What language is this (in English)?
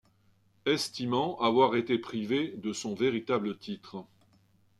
French